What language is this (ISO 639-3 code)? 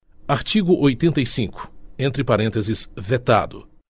por